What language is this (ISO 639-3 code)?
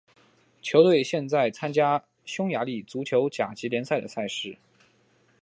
zho